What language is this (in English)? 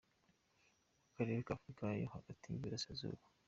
Kinyarwanda